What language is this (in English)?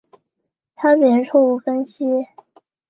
Chinese